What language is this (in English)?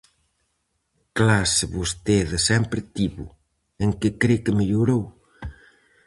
Galician